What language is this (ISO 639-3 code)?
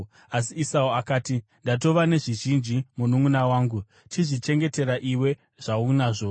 sna